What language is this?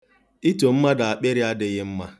Igbo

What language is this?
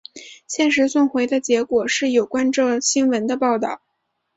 Chinese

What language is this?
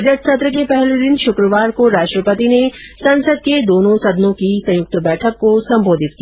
Hindi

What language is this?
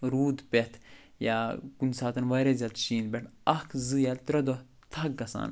Kashmiri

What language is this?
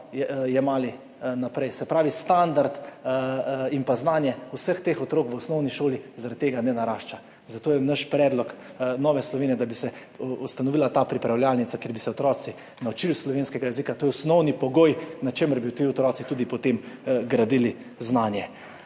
Slovenian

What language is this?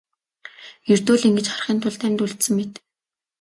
Mongolian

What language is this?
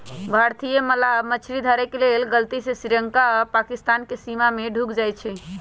Magahi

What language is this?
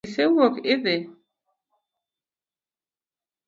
Luo (Kenya and Tanzania)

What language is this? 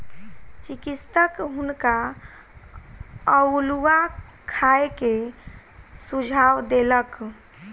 Maithili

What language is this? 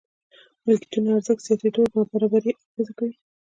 Pashto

